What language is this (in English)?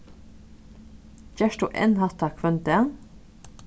Faroese